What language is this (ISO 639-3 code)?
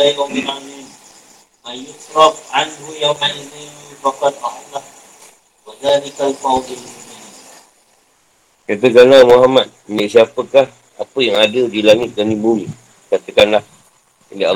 msa